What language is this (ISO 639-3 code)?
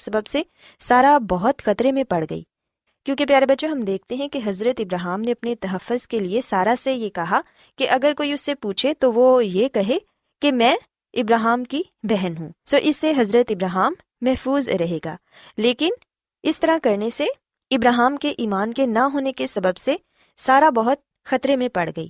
urd